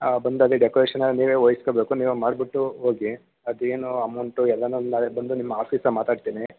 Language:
Kannada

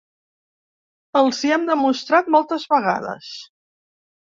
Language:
Catalan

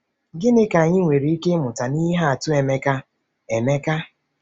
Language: Igbo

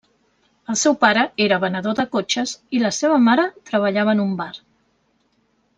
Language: Catalan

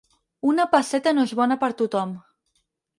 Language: Catalan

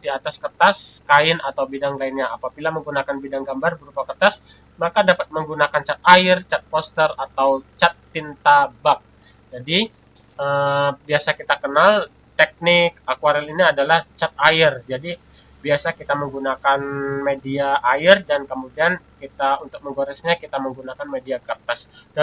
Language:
Indonesian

